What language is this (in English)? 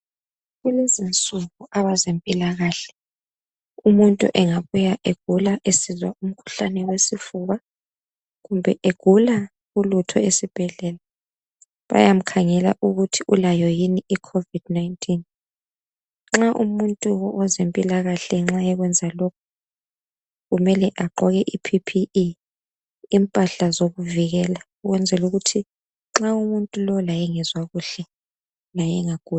North Ndebele